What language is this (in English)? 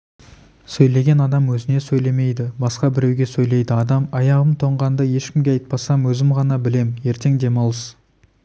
Kazakh